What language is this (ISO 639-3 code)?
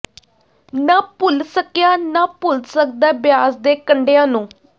pan